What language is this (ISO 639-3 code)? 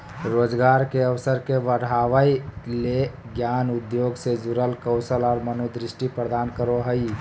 mag